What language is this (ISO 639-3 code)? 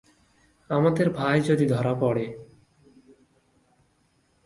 ben